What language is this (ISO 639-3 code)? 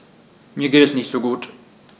deu